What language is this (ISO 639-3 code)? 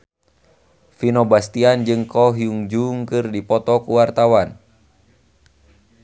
sun